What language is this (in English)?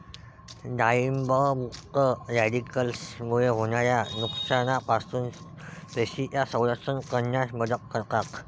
Marathi